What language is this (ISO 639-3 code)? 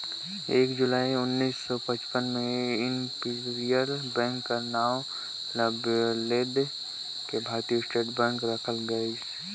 hne